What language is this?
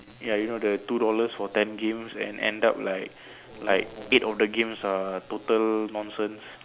English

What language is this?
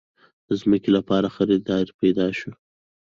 Pashto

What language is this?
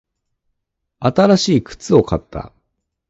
Japanese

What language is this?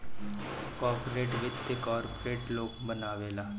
Bhojpuri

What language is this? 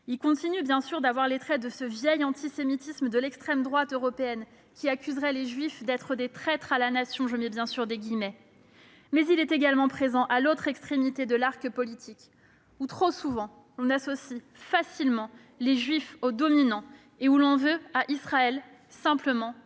French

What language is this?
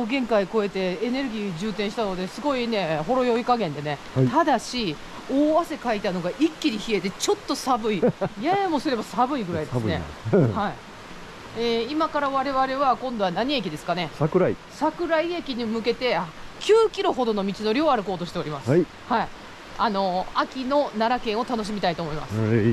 Japanese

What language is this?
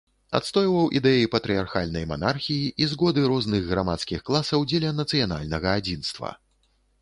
Belarusian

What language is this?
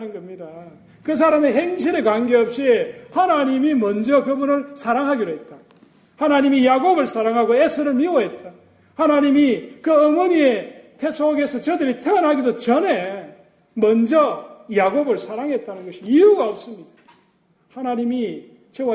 Korean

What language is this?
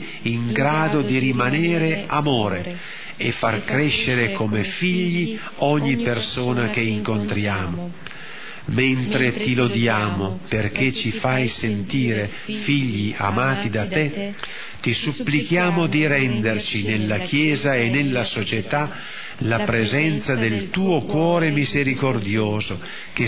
Italian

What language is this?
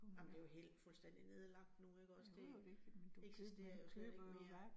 Danish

